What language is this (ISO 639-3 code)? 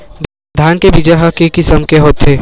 hne